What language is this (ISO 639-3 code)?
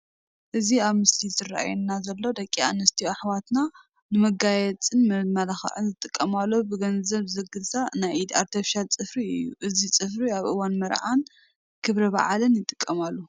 tir